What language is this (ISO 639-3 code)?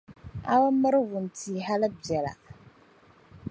dag